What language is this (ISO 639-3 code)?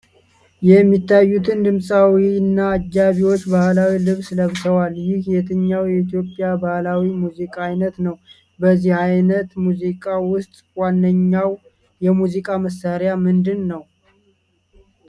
amh